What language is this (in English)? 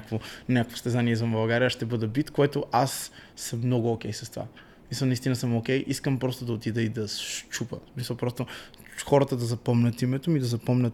Bulgarian